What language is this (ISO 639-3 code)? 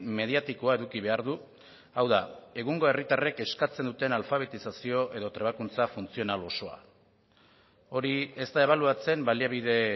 eus